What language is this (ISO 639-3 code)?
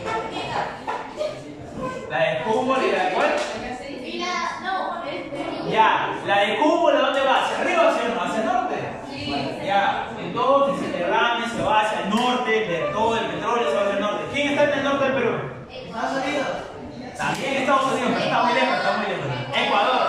spa